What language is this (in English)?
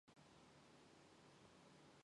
Mongolian